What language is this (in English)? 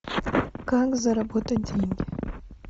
Russian